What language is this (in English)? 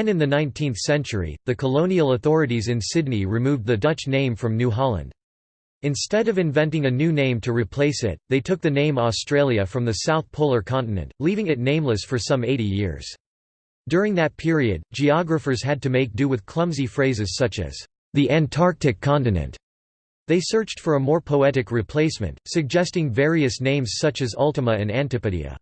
English